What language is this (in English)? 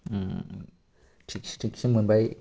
Bodo